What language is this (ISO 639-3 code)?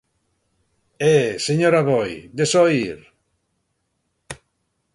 glg